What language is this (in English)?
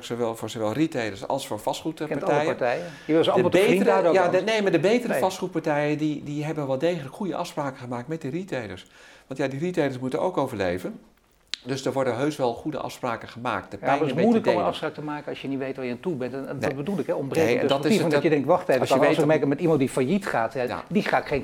Dutch